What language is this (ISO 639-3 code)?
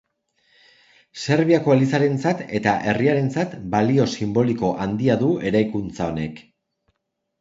eus